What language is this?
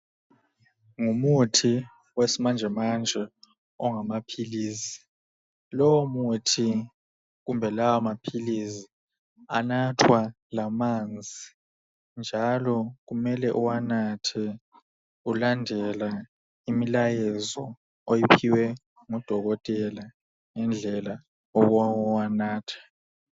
North Ndebele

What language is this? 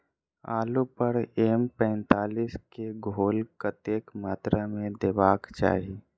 Maithili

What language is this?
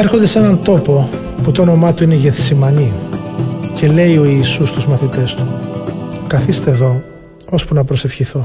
Greek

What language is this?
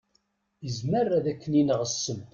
Kabyle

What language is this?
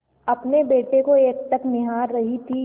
Hindi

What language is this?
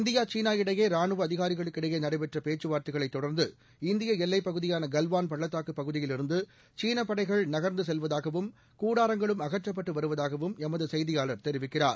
Tamil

